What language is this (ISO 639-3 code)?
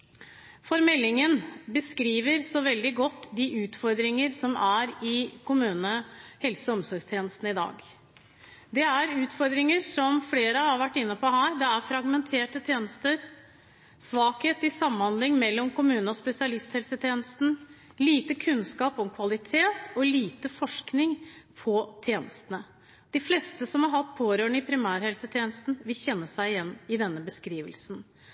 nob